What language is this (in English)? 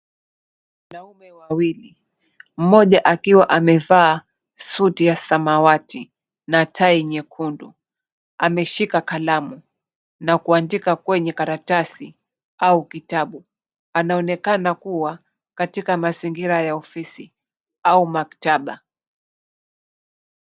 Swahili